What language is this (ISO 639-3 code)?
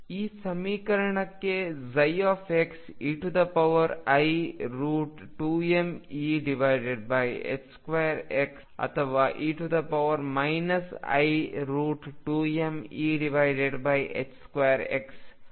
kan